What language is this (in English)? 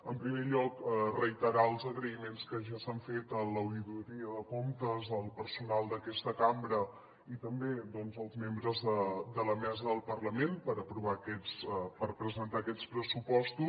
Catalan